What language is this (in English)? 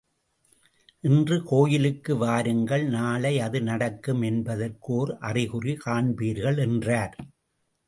Tamil